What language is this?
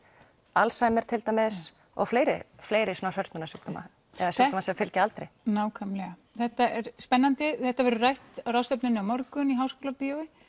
Icelandic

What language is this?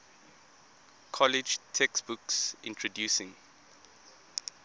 English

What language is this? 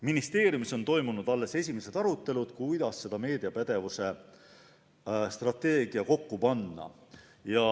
Estonian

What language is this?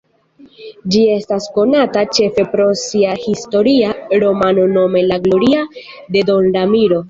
Esperanto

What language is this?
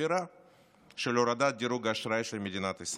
Hebrew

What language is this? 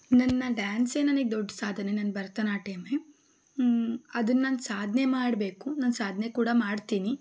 Kannada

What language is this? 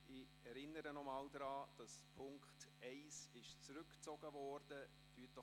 Swiss German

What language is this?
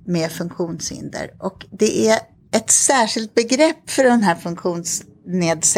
Swedish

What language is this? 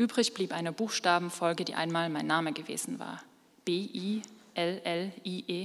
German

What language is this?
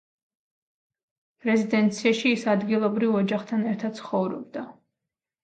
Georgian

